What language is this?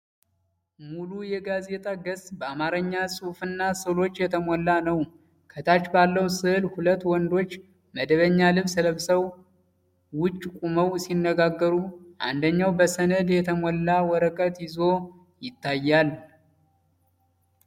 Amharic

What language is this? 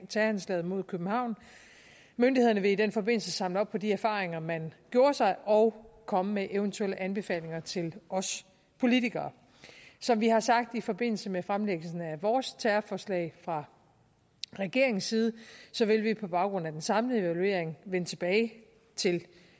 Danish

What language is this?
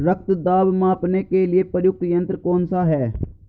Hindi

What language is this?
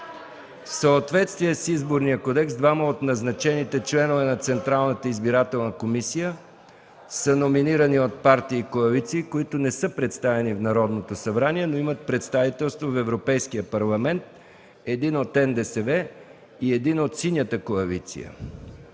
Bulgarian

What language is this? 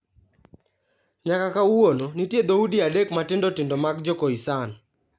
Luo (Kenya and Tanzania)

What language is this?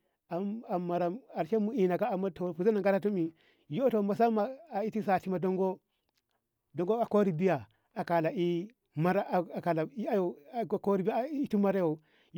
Ngamo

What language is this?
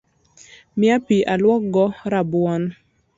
Luo (Kenya and Tanzania)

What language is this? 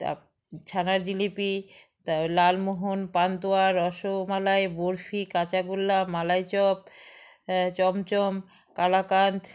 Bangla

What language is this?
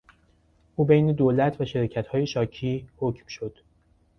Persian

